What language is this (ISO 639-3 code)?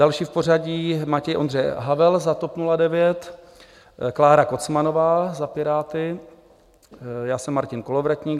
ces